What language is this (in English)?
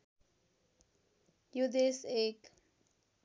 Nepali